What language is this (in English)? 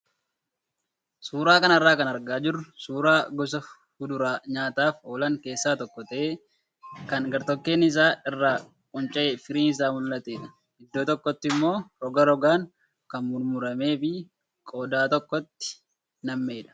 Oromo